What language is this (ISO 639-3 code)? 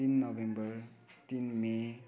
nep